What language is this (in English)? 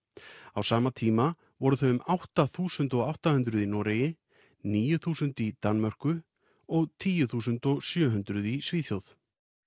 Icelandic